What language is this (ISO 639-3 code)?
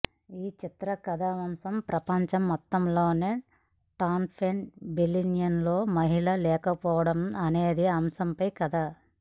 tel